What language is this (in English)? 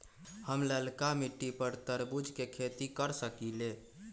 Magahi